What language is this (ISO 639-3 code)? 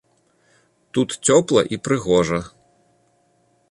bel